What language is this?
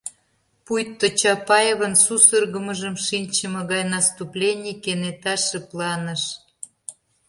Mari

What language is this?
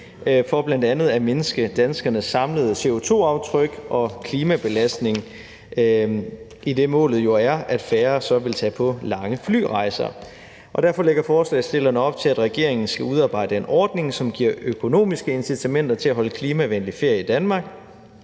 Danish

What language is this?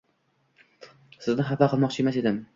Uzbek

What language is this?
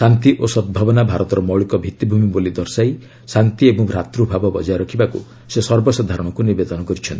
Odia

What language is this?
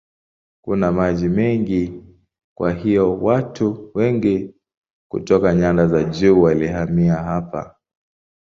Swahili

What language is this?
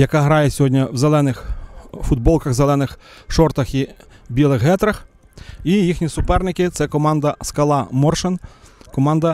Ukrainian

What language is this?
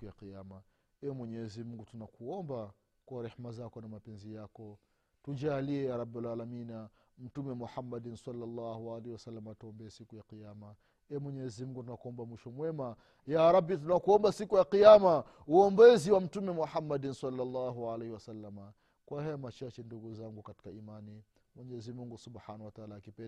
Swahili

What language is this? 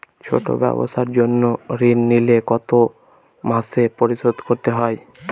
Bangla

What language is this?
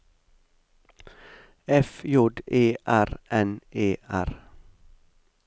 Norwegian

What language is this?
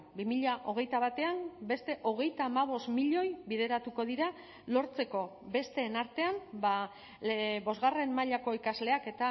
Basque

